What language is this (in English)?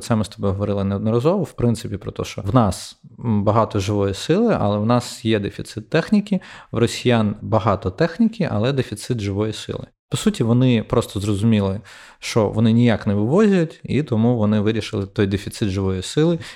Ukrainian